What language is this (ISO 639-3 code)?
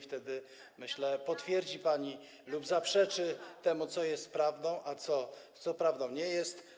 pol